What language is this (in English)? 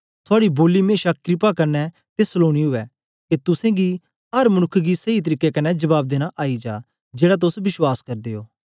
Dogri